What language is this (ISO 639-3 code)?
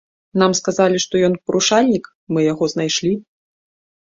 bel